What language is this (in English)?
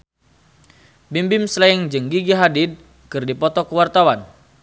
Sundanese